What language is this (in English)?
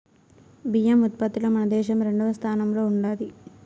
Telugu